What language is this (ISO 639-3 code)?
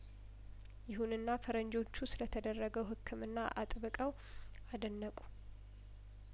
amh